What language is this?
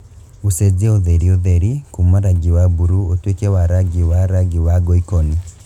Kikuyu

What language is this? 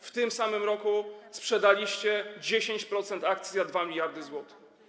Polish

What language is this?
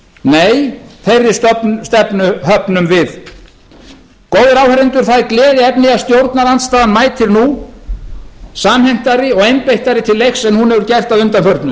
Icelandic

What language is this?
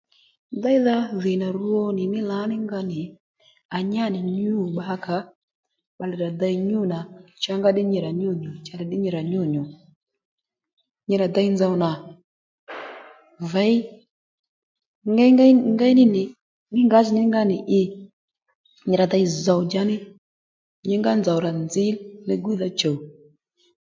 Lendu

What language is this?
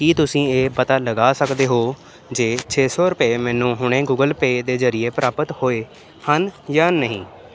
Punjabi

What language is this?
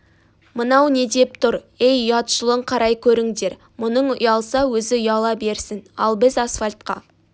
Kazakh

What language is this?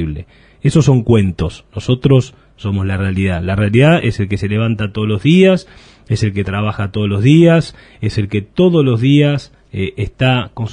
Spanish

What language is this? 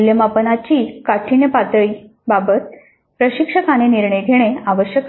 Marathi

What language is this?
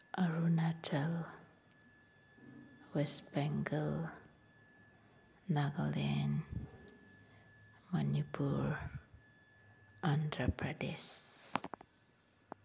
Manipuri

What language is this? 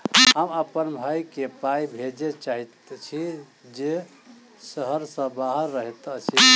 Maithili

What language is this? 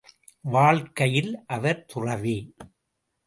Tamil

